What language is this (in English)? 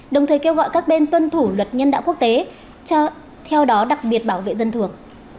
Vietnamese